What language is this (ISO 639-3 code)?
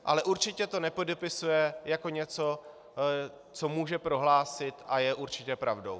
ces